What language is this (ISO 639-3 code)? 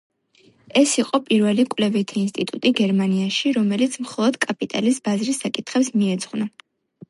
kat